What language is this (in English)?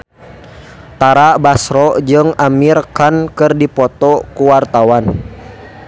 Sundanese